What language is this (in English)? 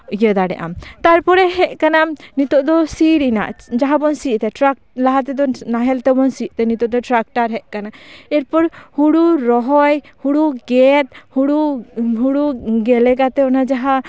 Santali